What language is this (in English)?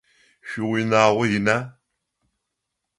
Adyghe